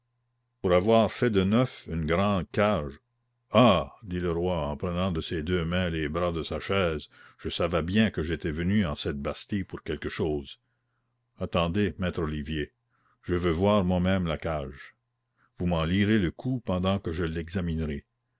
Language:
French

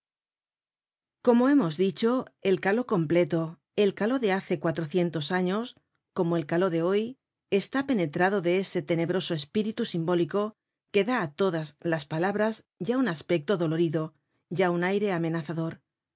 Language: Spanish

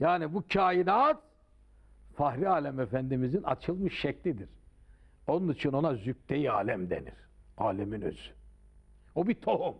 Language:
Turkish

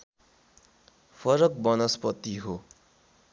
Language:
Nepali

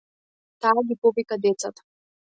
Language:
Macedonian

